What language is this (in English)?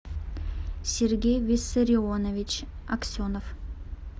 Russian